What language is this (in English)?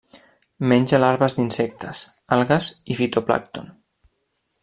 Catalan